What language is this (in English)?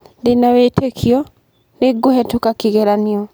Kikuyu